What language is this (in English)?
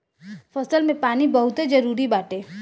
Bhojpuri